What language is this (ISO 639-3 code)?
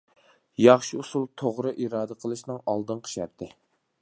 uig